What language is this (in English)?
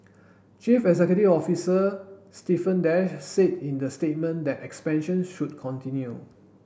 English